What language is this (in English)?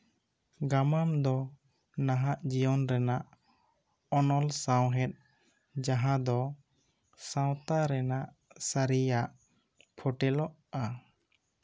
Santali